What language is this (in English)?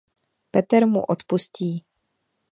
Czech